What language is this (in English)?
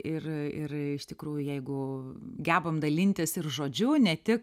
Lithuanian